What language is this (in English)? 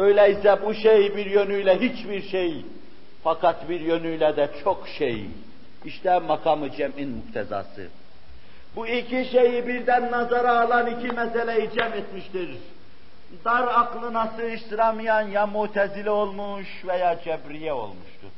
Turkish